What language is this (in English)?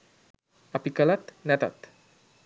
Sinhala